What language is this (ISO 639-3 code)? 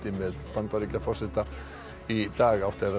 isl